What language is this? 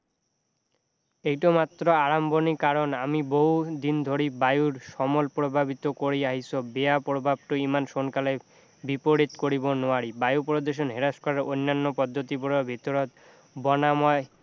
Assamese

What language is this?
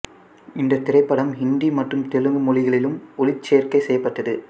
Tamil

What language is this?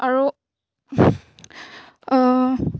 Assamese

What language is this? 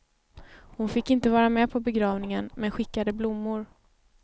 Swedish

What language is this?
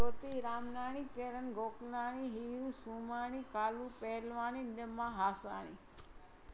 Sindhi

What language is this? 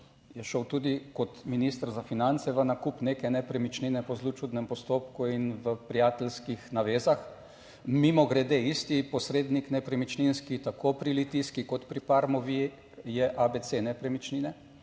Slovenian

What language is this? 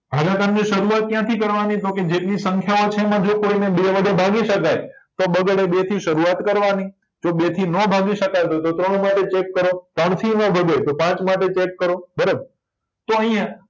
Gujarati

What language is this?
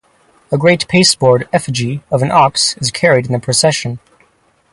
English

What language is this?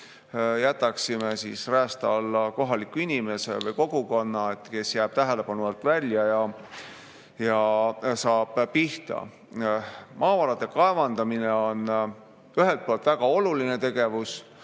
Estonian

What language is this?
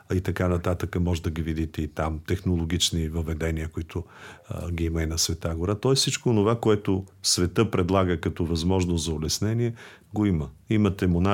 Bulgarian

